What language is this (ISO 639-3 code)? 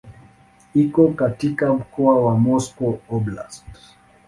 swa